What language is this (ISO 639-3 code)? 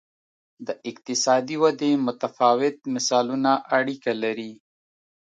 pus